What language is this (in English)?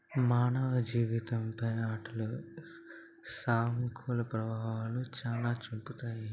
Telugu